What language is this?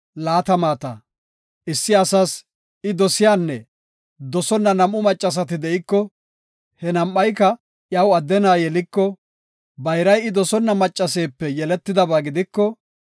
Gofa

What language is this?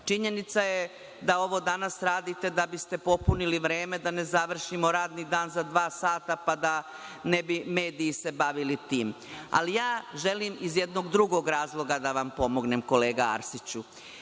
Serbian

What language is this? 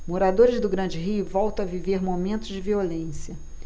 Portuguese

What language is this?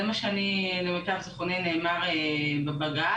Hebrew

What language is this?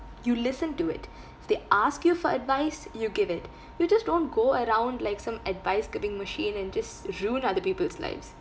English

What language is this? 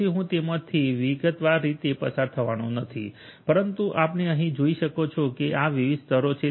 Gujarati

